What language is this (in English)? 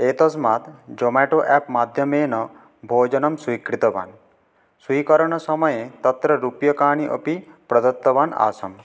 Sanskrit